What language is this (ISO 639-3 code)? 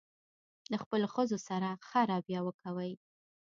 pus